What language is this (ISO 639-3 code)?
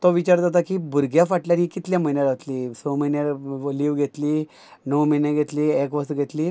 kok